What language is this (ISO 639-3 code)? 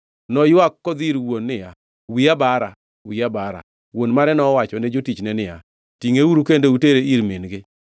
luo